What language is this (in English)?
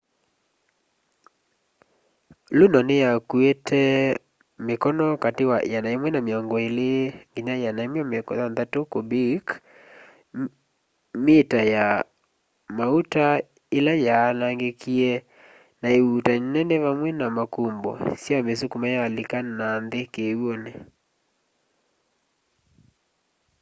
Kamba